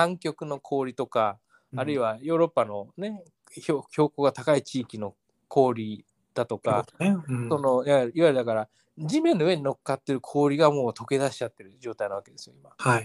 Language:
Japanese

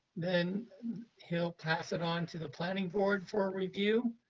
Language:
English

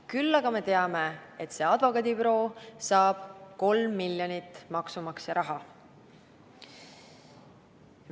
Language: Estonian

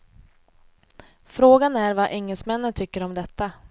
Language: Swedish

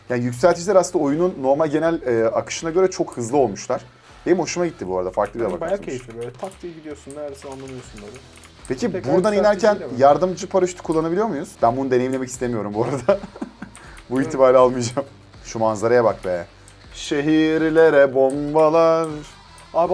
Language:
Turkish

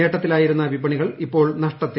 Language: Malayalam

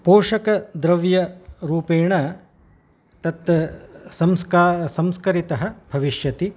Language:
Sanskrit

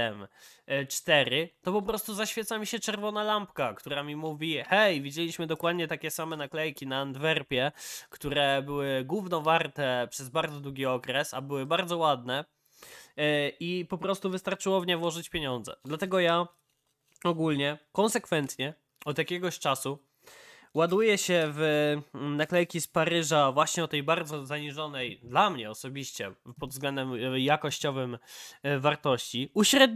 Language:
Polish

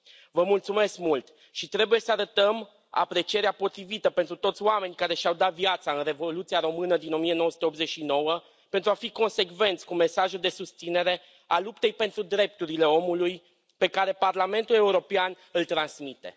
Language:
Romanian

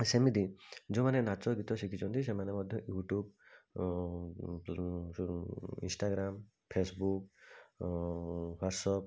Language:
Odia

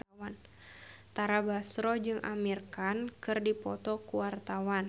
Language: Sundanese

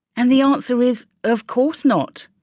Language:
English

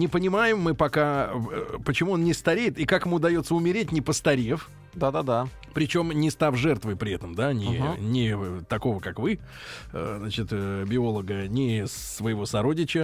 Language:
Russian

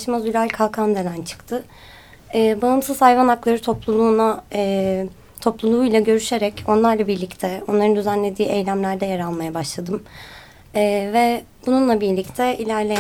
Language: Turkish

